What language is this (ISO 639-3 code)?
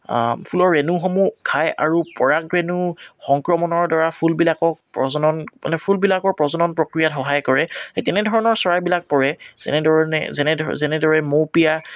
asm